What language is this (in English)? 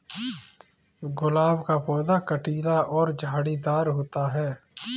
Hindi